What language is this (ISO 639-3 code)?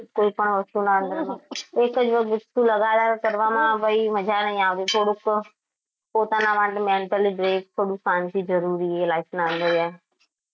guj